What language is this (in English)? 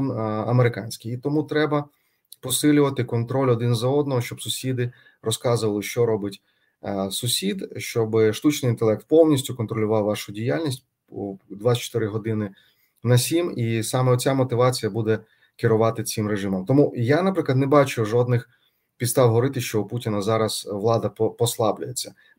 Ukrainian